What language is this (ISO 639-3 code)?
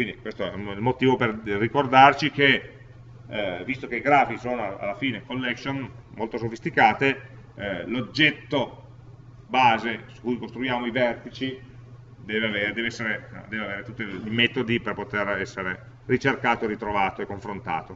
ita